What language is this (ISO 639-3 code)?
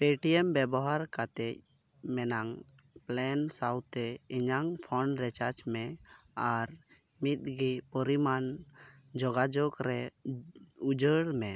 sat